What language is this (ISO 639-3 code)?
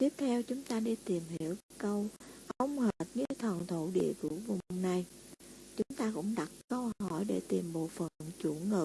vie